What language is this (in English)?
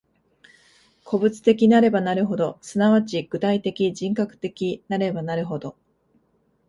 Japanese